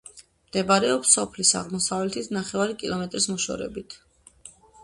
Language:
Georgian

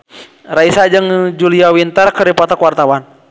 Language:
Sundanese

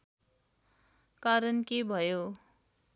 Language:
Nepali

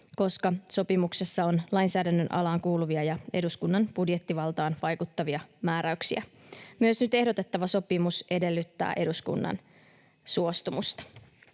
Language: Finnish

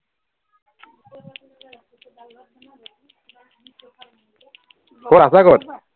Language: Assamese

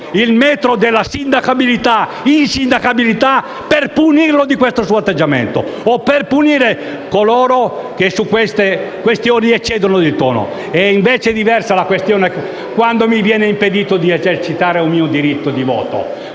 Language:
Italian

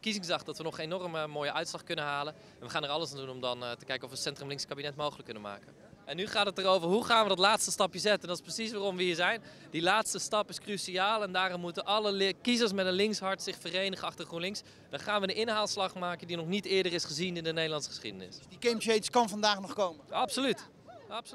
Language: Dutch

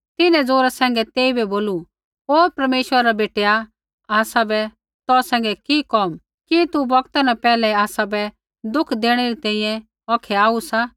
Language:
Kullu Pahari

